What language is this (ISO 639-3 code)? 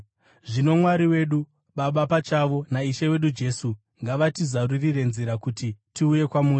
sna